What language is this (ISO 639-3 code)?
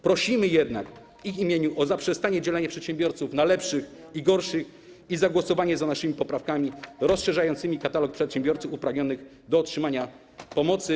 pol